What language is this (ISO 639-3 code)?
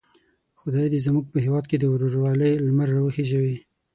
pus